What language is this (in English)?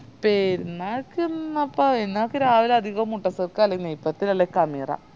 Malayalam